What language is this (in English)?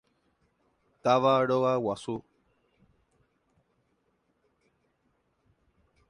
Guarani